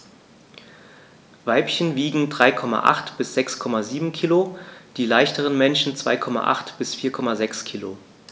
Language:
German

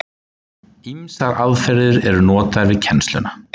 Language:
Icelandic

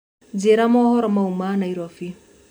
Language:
Kikuyu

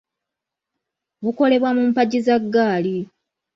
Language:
Ganda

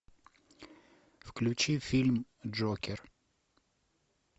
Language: Russian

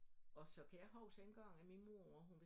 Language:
Danish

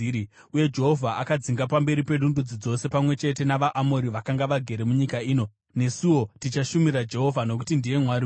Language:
Shona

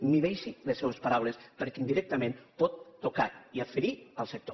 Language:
Catalan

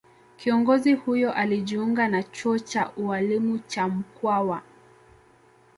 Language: Swahili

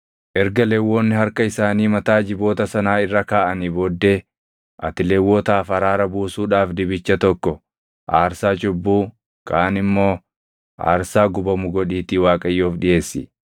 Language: Oromo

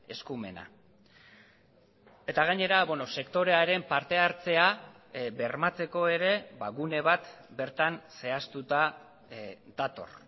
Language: Basque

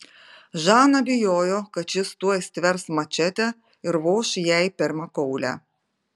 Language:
Lithuanian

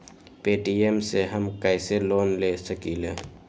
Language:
Magahi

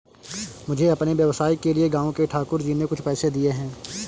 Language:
Hindi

